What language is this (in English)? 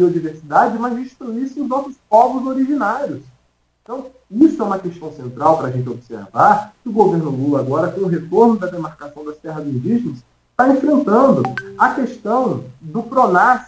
Portuguese